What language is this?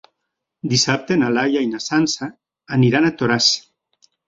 Catalan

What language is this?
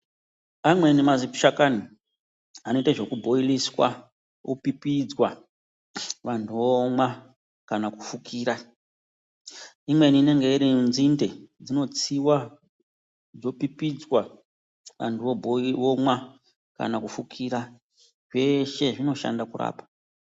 Ndau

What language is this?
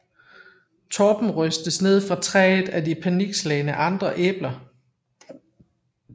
Danish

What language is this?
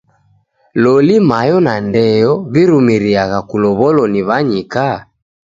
Taita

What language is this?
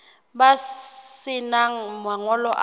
Southern Sotho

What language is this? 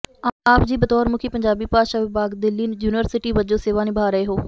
Punjabi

